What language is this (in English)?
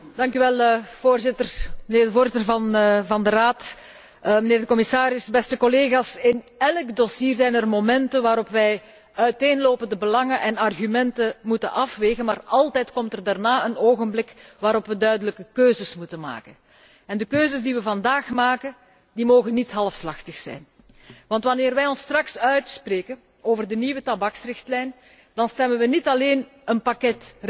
Dutch